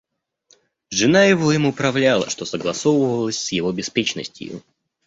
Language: Russian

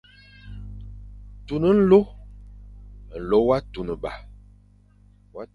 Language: Fang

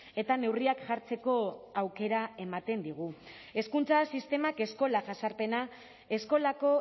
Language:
Basque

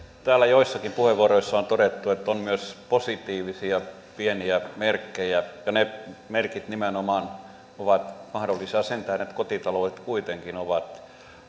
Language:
Finnish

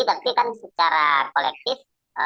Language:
Indonesian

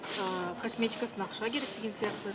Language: Kazakh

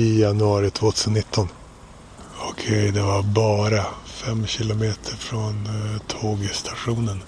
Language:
Swedish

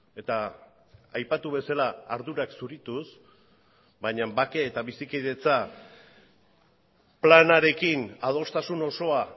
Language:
Basque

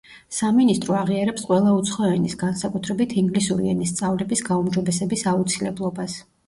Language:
Georgian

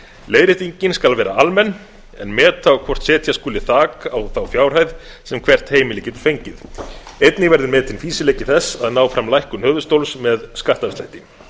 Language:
Icelandic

